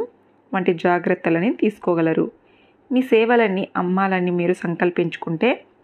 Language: Telugu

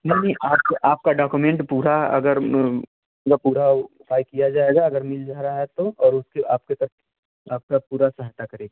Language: Hindi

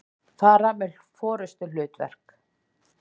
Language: Icelandic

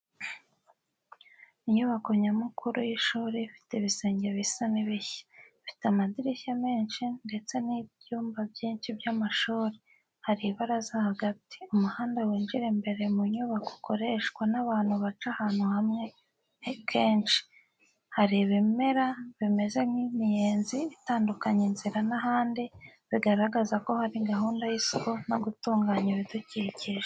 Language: Kinyarwanda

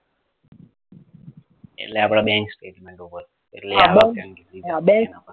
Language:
Gujarati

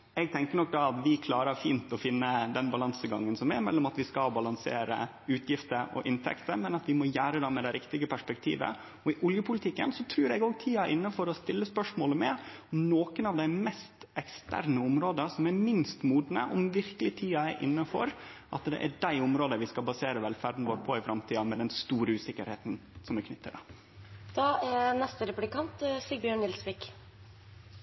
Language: Norwegian Nynorsk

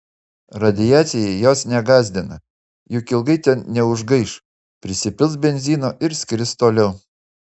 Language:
Lithuanian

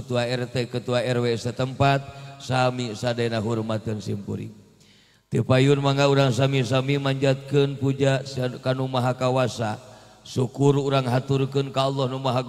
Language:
Indonesian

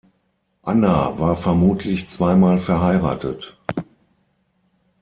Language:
German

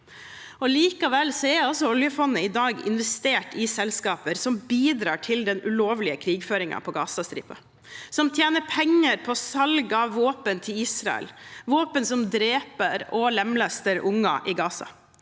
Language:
Norwegian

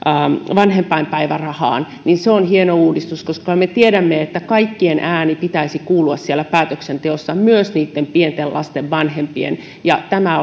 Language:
Finnish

